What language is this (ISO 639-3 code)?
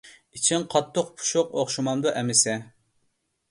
uig